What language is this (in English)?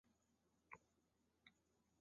Chinese